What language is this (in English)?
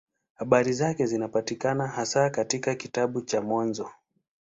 Swahili